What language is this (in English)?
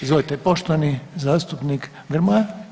Croatian